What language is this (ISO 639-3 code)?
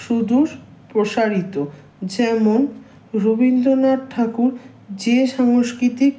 ben